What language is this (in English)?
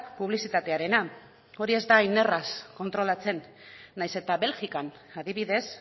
Basque